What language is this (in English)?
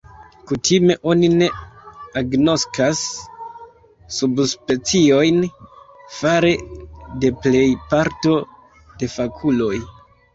Esperanto